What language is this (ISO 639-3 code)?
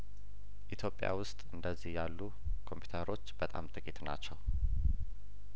amh